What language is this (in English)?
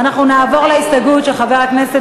Hebrew